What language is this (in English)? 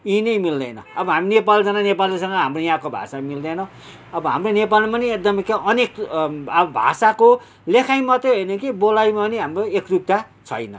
Nepali